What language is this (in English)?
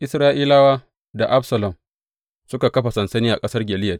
Hausa